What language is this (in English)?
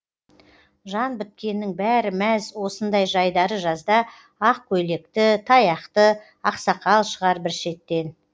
Kazakh